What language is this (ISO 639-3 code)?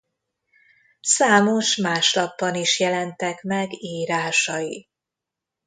hun